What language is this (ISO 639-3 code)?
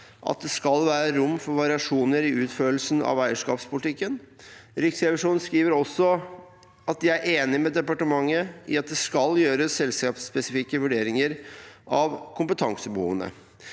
nor